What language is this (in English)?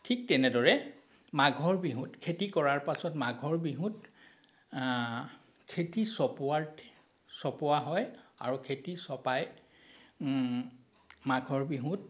Assamese